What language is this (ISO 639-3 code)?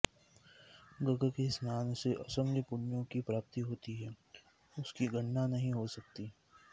san